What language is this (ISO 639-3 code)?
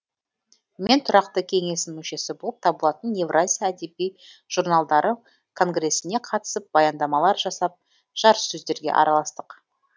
kaz